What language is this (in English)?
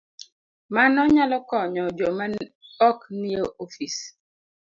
Luo (Kenya and Tanzania)